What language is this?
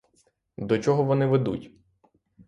Ukrainian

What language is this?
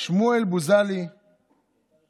Hebrew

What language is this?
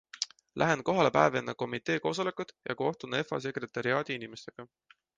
Estonian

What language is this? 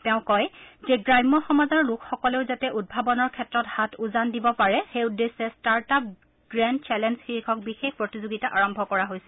Assamese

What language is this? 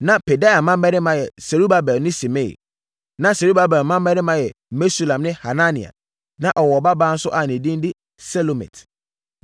Akan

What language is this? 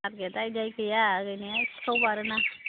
Bodo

